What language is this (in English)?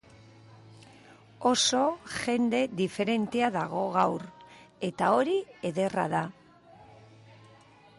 Basque